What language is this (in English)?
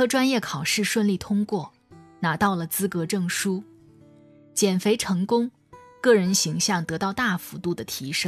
Chinese